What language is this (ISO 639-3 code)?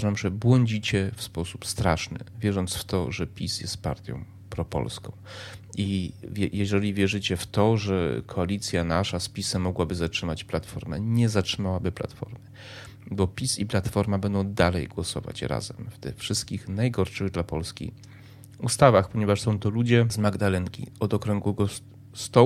pol